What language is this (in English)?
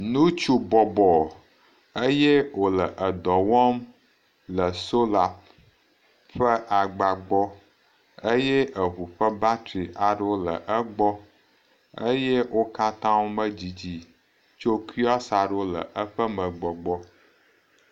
Ewe